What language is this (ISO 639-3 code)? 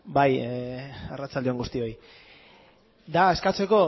eus